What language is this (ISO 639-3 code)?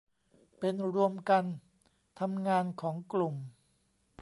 tha